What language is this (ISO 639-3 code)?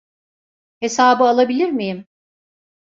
tur